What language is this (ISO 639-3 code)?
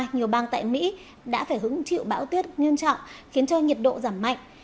vie